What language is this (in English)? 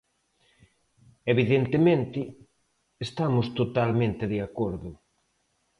Galician